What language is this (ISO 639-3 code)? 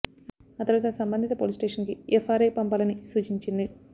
tel